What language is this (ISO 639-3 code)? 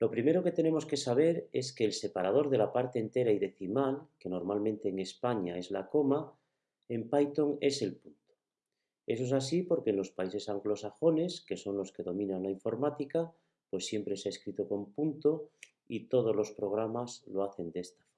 spa